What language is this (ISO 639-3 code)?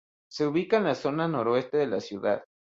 spa